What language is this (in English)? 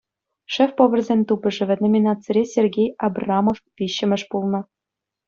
Chuvash